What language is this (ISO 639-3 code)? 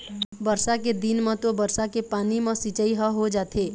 hne